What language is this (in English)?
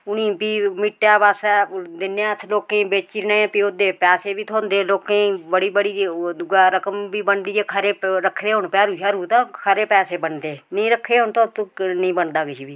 Dogri